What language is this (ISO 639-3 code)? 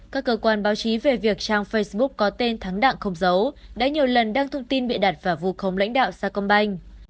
vie